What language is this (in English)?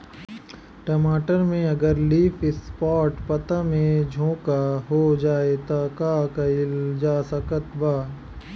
Bhojpuri